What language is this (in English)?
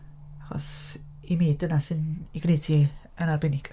Welsh